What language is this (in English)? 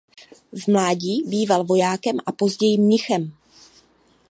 Czech